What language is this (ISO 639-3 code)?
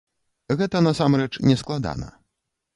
bel